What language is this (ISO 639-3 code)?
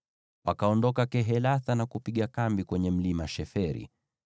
swa